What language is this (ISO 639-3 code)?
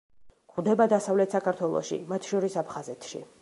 kat